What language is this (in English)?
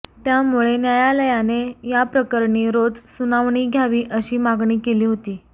Marathi